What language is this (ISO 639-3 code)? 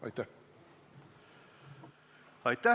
est